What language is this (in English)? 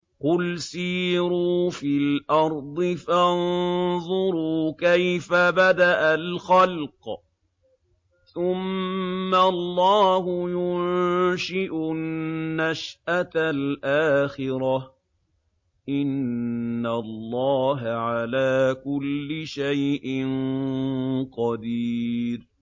Arabic